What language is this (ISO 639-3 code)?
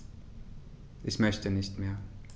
deu